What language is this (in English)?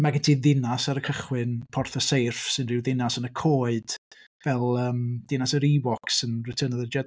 Welsh